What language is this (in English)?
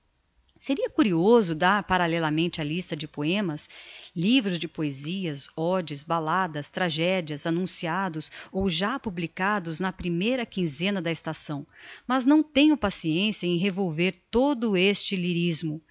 Portuguese